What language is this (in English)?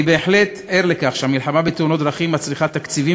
Hebrew